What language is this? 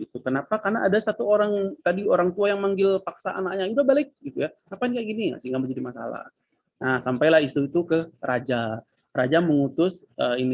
Indonesian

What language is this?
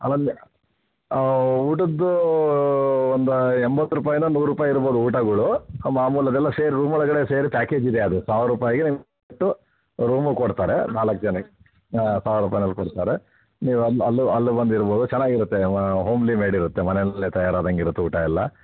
Kannada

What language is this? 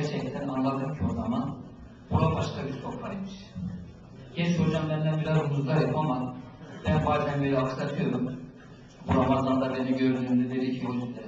Turkish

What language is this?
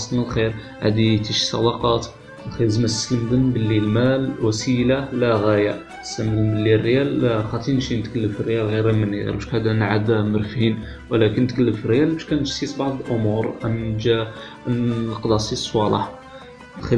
Arabic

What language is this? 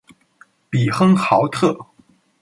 Chinese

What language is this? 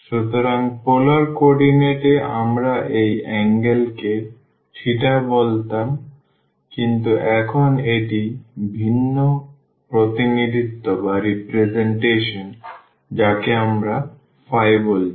Bangla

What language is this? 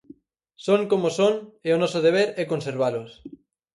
Galician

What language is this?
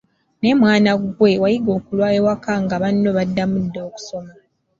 Ganda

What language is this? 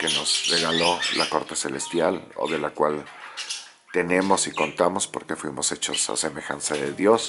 Spanish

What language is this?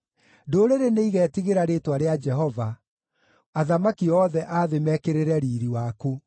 Kikuyu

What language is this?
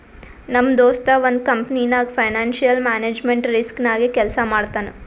Kannada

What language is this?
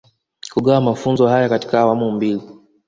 Swahili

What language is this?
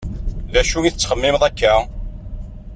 Kabyle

